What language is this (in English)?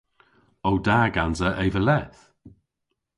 Cornish